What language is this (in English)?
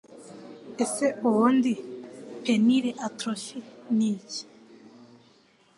Kinyarwanda